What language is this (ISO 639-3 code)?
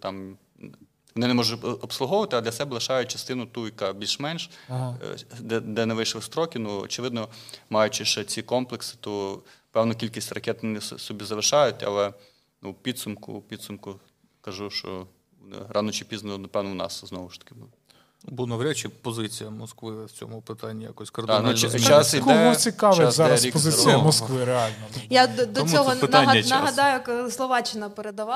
ukr